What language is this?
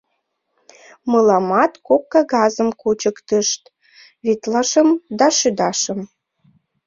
Mari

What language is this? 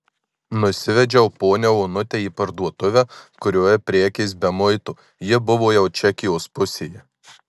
Lithuanian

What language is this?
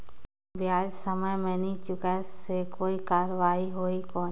Chhattisgarhi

